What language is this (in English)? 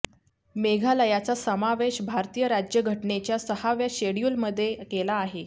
Marathi